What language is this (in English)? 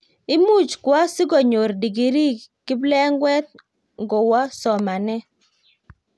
Kalenjin